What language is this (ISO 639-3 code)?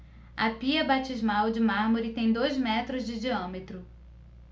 por